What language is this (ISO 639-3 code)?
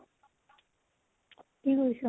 asm